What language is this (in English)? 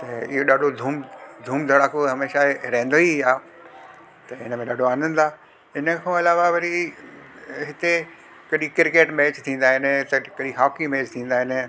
Sindhi